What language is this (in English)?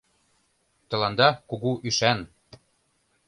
Mari